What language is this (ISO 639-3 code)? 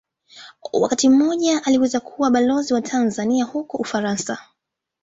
swa